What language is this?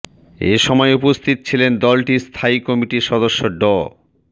Bangla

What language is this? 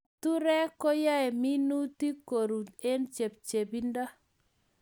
Kalenjin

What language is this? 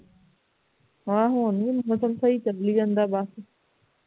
Punjabi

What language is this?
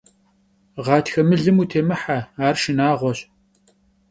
Kabardian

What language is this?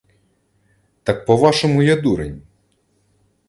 Ukrainian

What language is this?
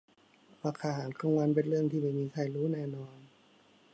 Thai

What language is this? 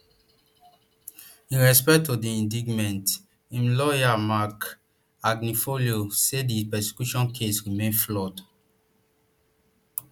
Nigerian Pidgin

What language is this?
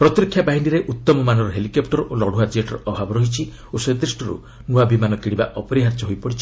Odia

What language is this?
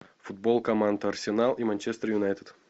Russian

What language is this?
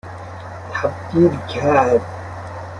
Persian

